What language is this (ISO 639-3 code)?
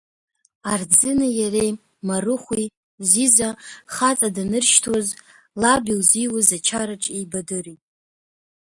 abk